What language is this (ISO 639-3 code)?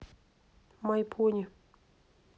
rus